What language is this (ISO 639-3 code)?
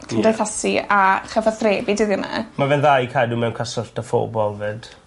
cym